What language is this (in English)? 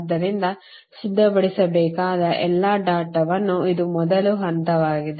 Kannada